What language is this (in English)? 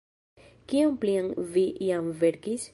Esperanto